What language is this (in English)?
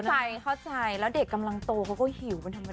Thai